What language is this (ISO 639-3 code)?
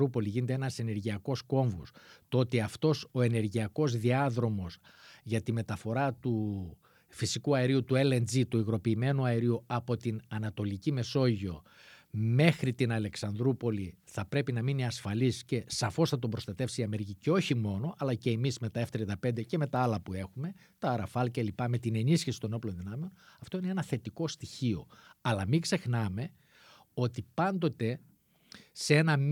ell